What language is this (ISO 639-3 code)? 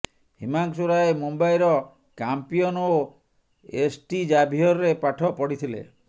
ori